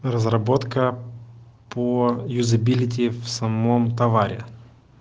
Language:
Russian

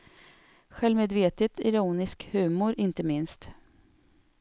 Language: Swedish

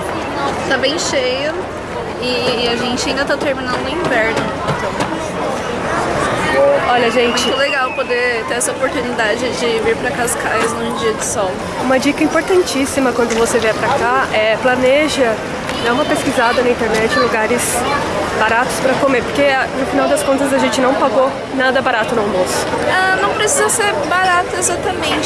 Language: Portuguese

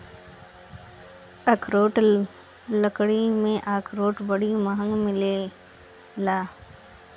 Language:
Bhojpuri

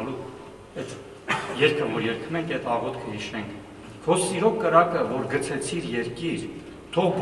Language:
Romanian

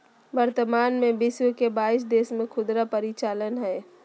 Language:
Magahi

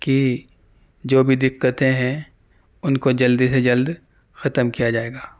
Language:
Urdu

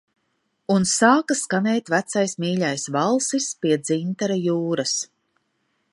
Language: Latvian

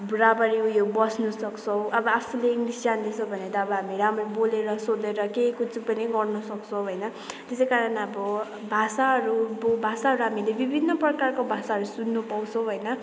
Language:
Nepali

